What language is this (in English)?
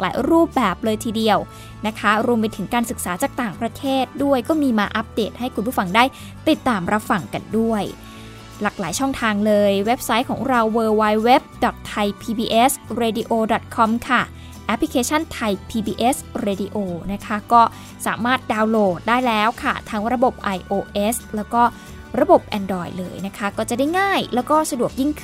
Thai